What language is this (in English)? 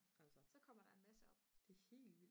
Danish